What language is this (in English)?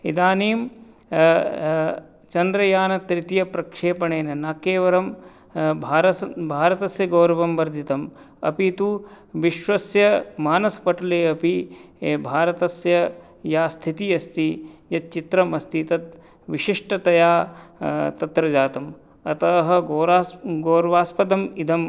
Sanskrit